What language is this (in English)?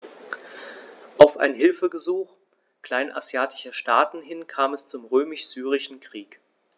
German